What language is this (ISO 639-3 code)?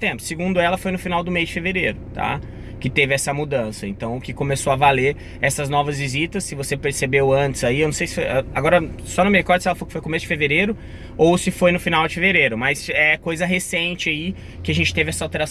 por